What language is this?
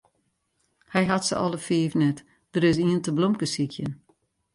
Western Frisian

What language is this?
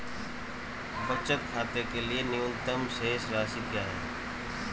Hindi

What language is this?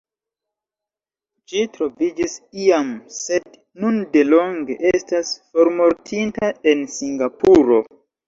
Esperanto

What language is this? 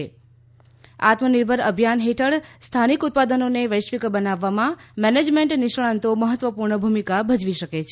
Gujarati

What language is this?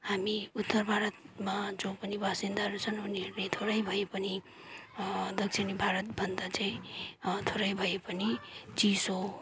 Nepali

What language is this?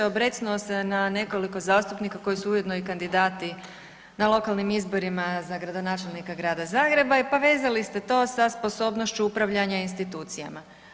Croatian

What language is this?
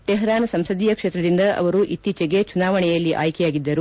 Kannada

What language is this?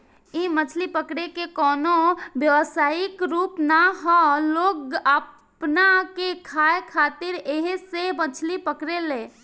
Bhojpuri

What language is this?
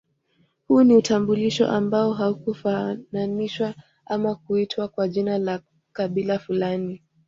Swahili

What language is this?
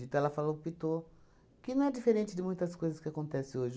Portuguese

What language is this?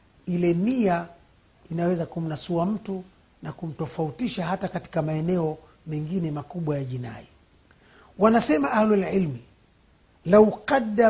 Swahili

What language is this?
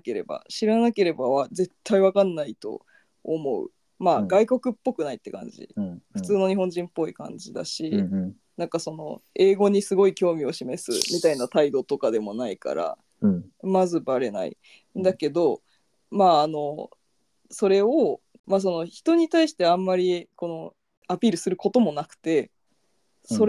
Japanese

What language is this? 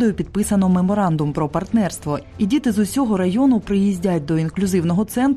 Ukrainian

